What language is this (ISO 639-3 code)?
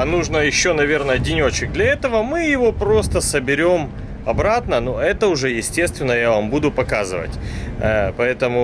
rus